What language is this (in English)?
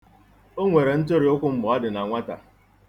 Igbo